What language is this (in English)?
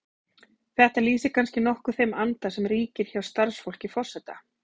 Icelandic